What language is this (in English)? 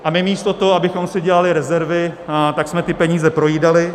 Czech